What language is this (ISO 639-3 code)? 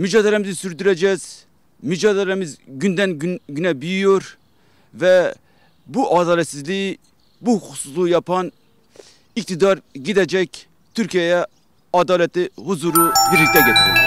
tur